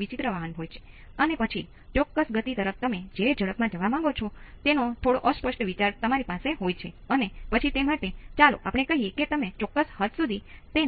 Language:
Gujarati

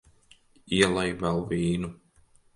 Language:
Latvian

